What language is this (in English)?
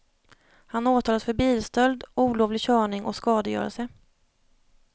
Swedish